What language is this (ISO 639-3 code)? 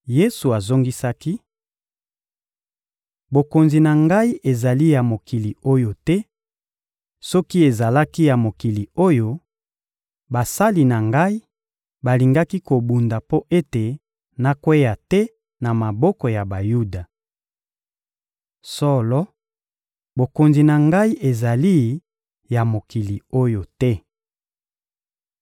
lin